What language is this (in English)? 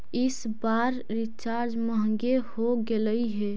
Magahi